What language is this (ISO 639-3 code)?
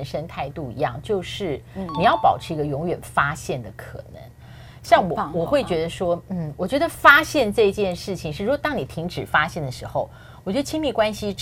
zho